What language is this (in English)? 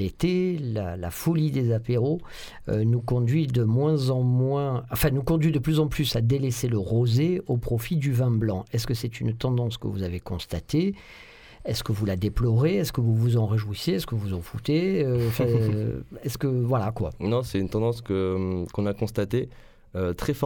French